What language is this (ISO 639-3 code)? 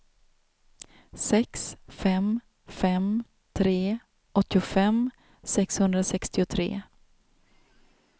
swe